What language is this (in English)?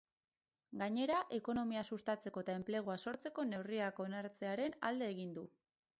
Basque